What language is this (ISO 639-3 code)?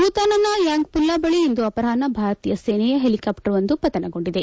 kan